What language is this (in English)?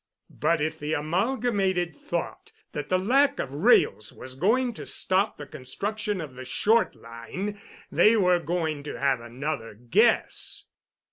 English